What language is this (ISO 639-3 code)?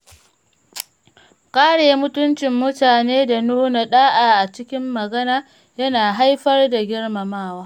hau